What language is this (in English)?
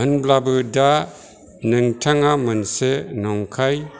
Bodo